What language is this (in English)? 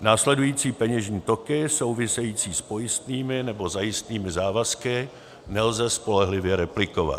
Czech